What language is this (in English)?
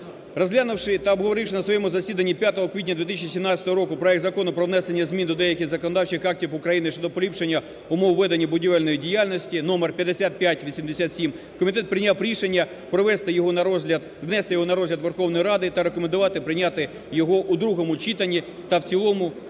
Ukrainian